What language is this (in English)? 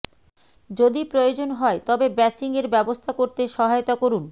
Bangla